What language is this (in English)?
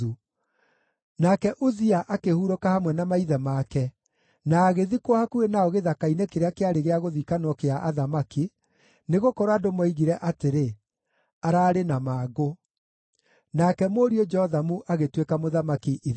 Kikuyu